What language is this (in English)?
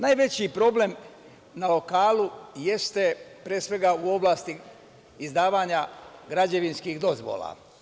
Serbian